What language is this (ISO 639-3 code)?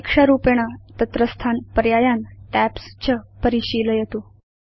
san